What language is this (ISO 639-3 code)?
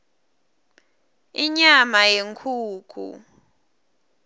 ssw